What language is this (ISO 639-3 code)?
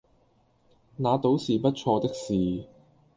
yue